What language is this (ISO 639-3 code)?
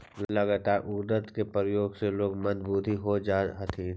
mag